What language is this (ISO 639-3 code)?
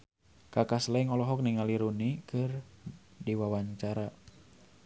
sun